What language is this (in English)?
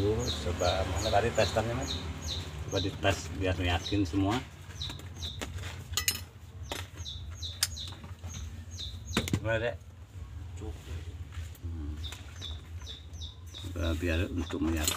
Indonesian